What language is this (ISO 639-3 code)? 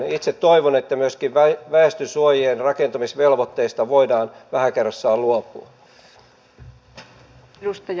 fin